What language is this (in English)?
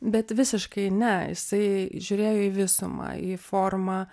Lithuanian